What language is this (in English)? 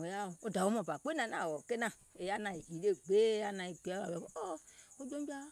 Gola